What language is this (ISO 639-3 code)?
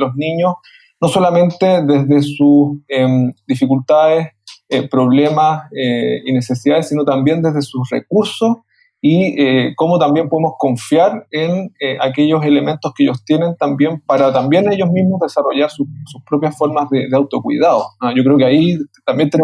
spa